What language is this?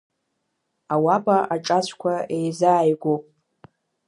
Abkhazian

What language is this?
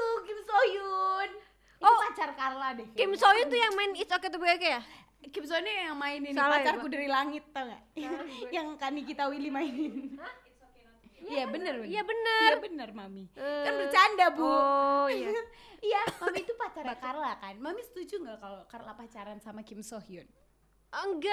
Indonesian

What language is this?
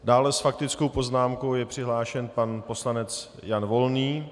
Czech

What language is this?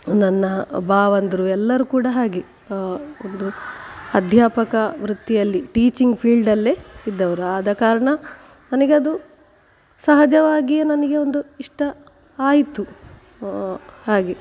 Kannada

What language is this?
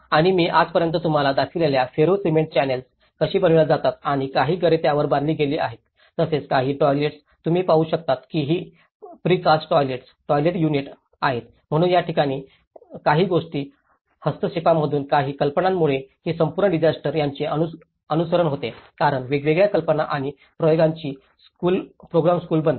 Marathi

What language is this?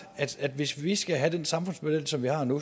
Danish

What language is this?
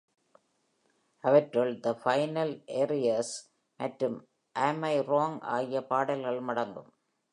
Tamil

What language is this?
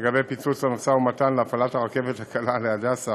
Hebrew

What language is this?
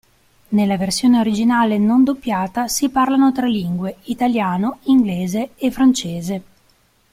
Italian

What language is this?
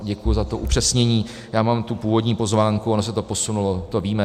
Czech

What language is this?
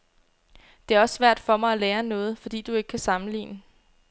Danish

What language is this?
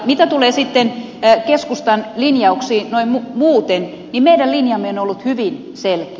Finnish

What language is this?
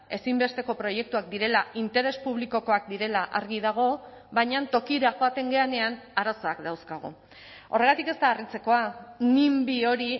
Basque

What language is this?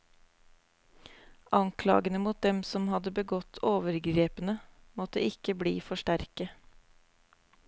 Norwegian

